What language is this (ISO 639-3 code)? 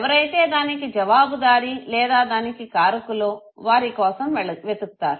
tel